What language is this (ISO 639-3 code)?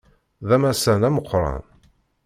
kab